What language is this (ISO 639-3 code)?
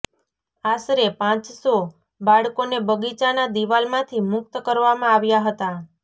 guj